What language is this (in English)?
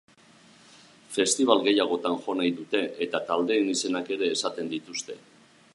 Basque